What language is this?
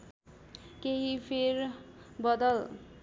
Nepali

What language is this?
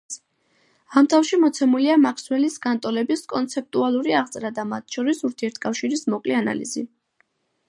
Georgian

